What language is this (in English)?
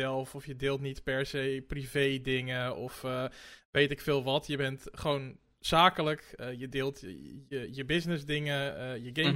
Dutch